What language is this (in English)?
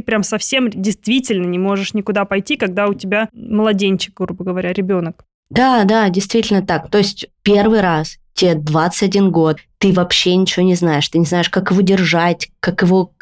Russian